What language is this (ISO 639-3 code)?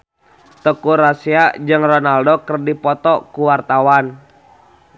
sun